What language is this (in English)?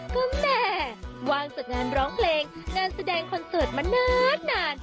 Thai